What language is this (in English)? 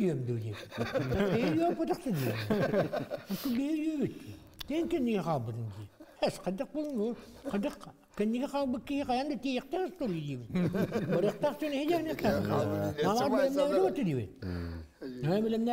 Turkish